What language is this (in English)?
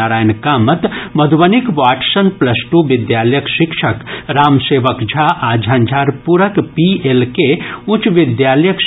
Maithili